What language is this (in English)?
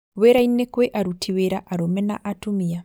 Kikuyu